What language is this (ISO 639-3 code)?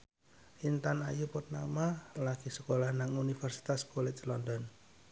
jav